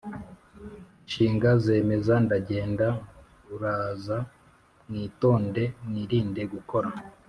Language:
Kinyarwanda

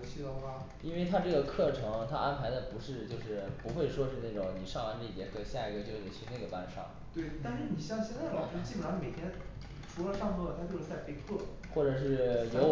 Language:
Chinese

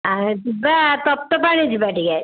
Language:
Odia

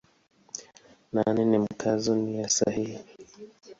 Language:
Swahili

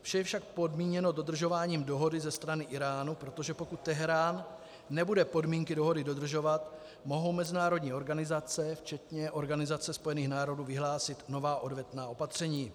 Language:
Czech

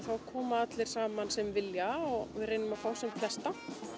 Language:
Icelandic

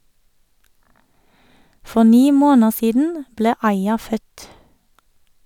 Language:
Norwegian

